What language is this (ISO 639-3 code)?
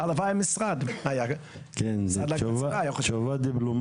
heb